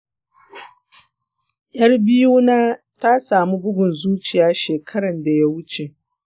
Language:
Hausa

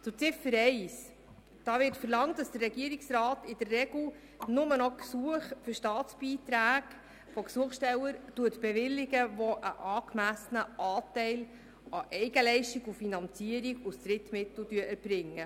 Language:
Swiss German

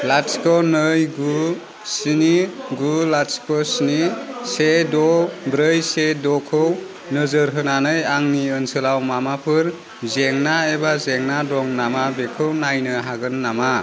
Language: Bodo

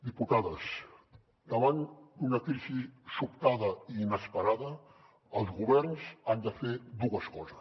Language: Catalan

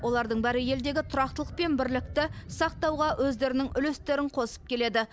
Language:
Kazakh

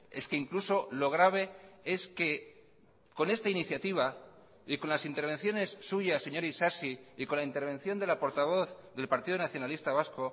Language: Spanish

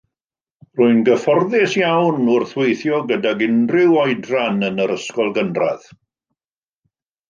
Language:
Welsh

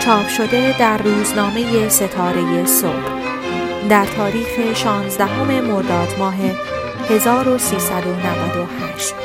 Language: Persian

